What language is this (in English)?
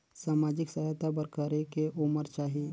Chhattisgarhi